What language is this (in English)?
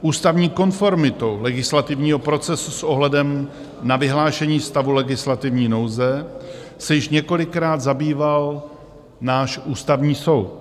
Czech